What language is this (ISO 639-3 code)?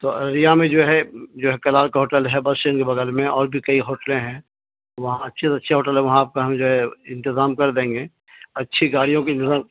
urd